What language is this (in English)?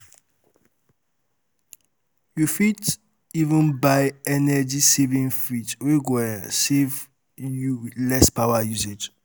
Nigerian Pidgin